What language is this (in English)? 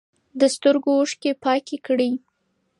Pashto